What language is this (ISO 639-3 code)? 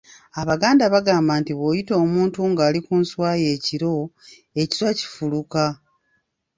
lug